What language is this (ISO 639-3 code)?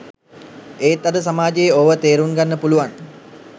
sin